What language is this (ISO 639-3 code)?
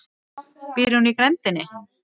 isl